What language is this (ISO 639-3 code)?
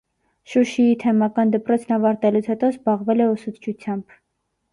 hye